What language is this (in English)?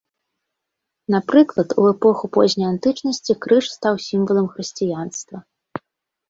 Belarusian